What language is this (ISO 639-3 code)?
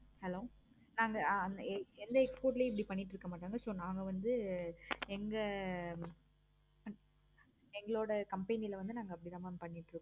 tam